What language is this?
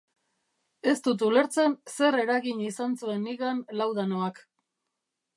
Basque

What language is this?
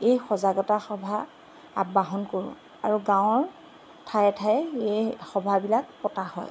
Assamese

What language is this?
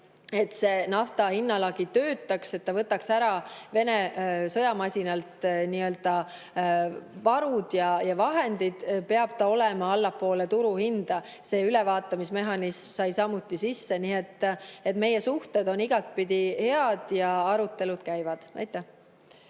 Estonian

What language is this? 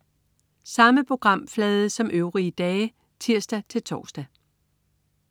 Danish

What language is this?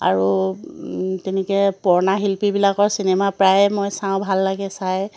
Assamese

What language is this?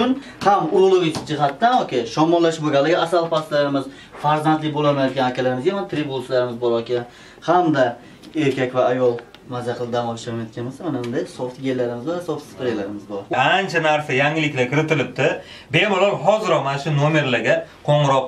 Turkish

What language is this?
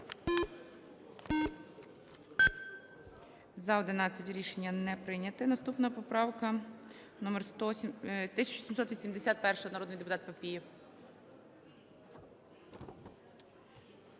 Ukrainian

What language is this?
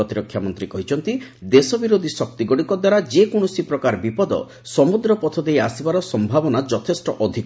Odia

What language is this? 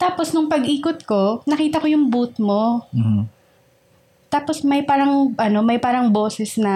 Filipino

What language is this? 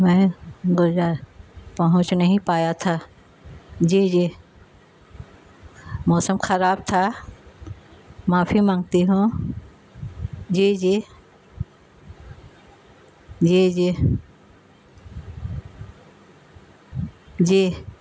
Urdu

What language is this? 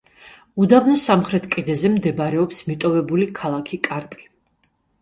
Georgian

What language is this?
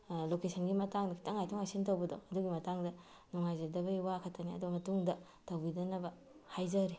Manipuri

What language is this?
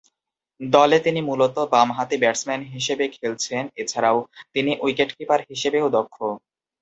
Bangla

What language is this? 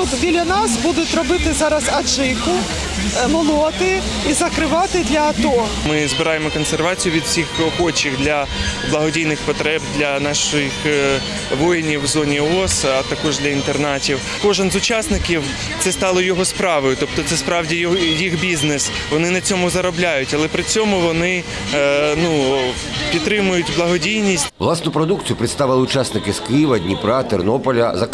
Ukrainian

